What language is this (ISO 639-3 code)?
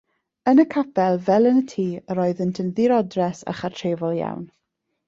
cym